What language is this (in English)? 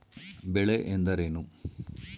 Kannada